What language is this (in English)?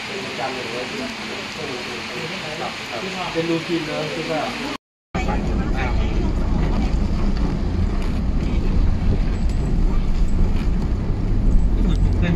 Thai